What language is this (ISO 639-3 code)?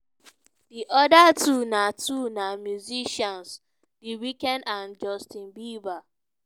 pcm